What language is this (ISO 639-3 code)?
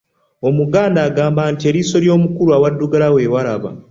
lug